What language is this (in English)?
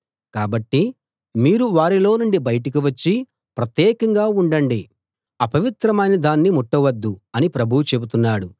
Telugu